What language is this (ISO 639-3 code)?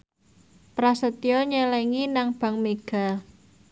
jav